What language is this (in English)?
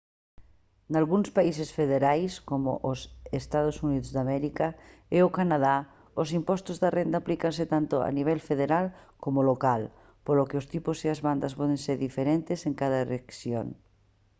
Galician